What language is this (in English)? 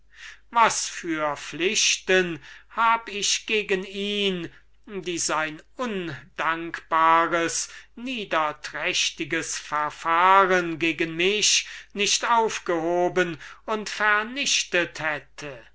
German